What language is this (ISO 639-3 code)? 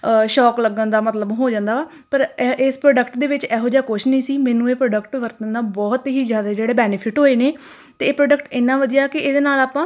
pan